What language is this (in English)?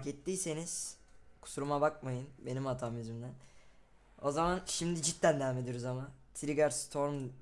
Turkish